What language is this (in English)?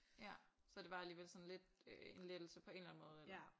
Danish